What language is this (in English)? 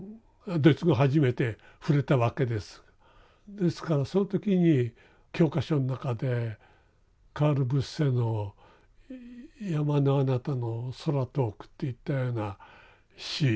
Japanese